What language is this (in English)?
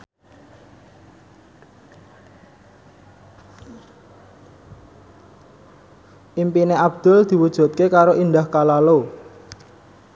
Javanese